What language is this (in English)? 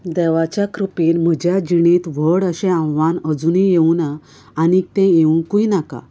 Konkani